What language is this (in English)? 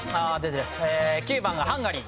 Japanese